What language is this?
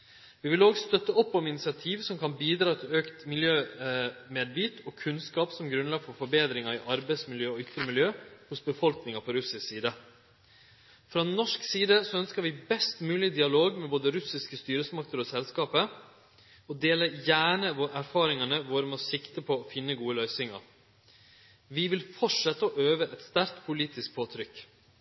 Norwegian Nynorsk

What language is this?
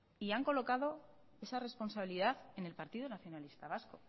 Spanish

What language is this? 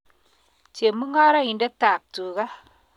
Kalenjin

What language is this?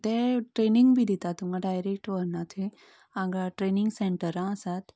Konkani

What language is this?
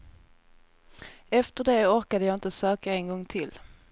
Swedish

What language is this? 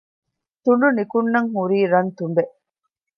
Divehi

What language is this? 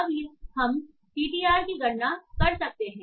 Hindi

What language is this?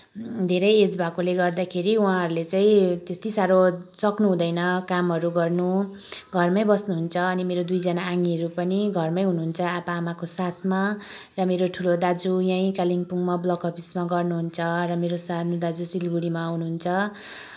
Nepali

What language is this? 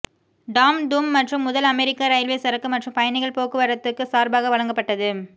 Tamil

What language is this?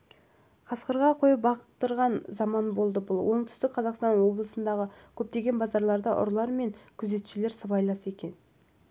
Kazakh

